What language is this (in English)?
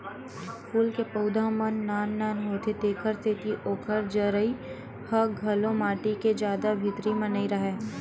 Chhattisgarhi